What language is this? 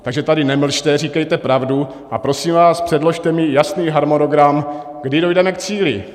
Czech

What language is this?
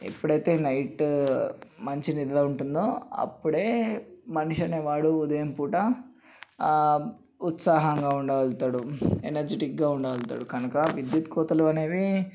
Telugu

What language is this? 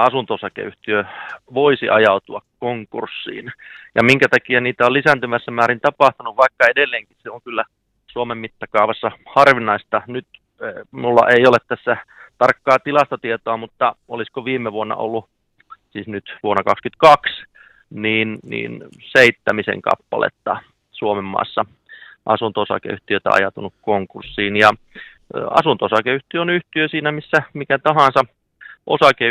Finnish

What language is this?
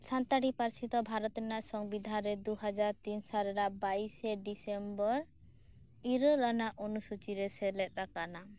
Santali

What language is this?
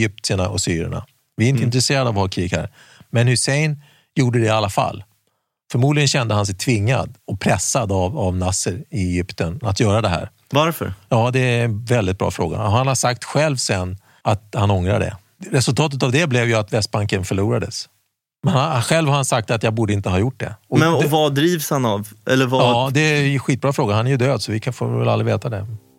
Swedish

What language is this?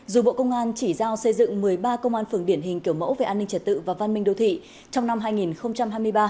Vietnamese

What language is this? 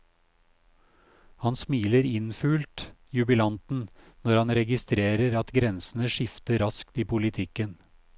Norwegian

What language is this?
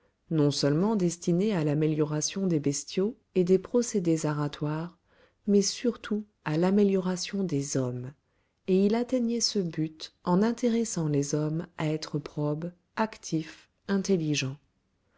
French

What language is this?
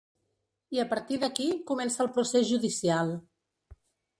Catalan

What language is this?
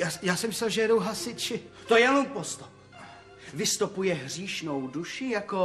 Czech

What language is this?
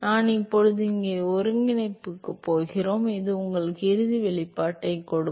Tamil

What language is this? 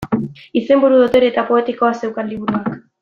Basque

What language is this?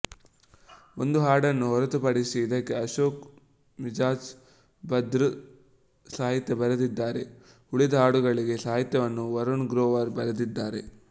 Kannada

